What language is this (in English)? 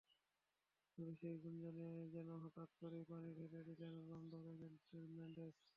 Bangla